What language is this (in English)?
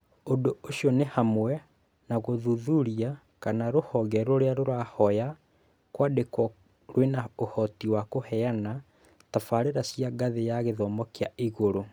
Kikuyu